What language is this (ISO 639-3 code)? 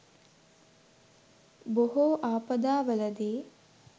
sin